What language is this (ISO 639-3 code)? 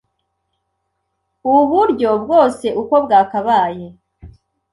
kin